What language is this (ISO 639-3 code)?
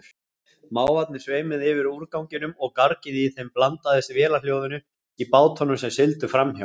isl